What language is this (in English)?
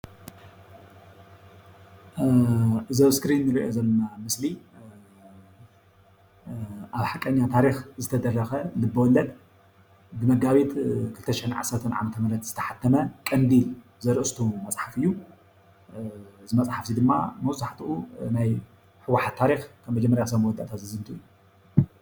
Tigrinya